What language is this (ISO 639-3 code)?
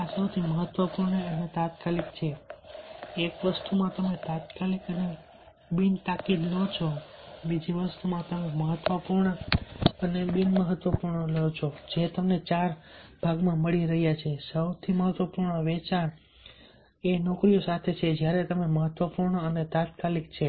guj